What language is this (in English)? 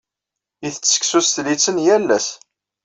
Kabyle